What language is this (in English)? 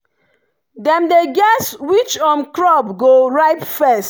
Nigerian Pidgin